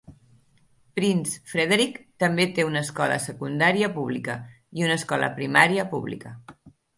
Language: Catalan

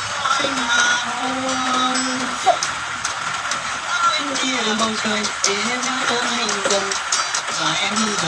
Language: Vietnamese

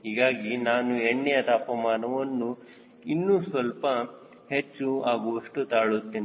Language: Kannada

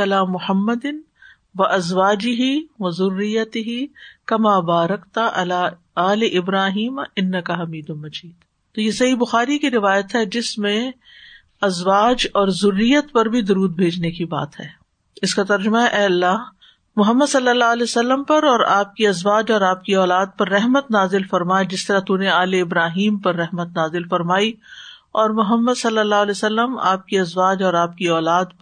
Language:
Urdu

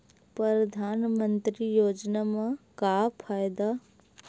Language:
Chhattisgarhi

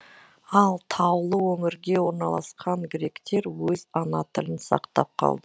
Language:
Kazakh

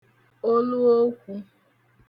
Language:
Igbo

